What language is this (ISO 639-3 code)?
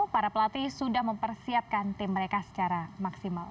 ind